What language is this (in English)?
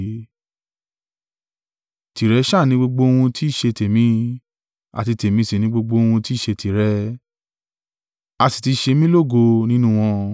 Yoruba